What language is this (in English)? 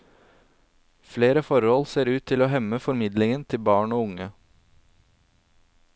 Norwegian